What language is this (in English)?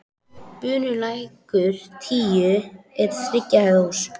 Icelandic